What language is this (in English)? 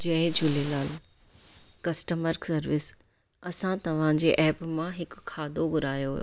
Sindhi